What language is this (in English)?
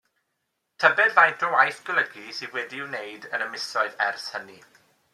Welsh